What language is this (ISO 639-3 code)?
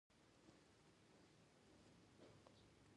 pus